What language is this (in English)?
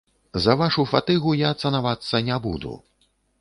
Belarusian